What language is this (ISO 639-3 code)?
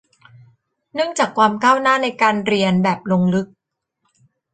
tha